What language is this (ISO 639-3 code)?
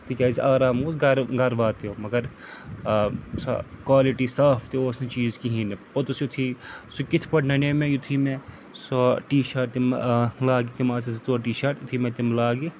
kas